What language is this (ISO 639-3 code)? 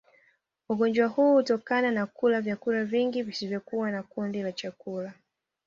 swa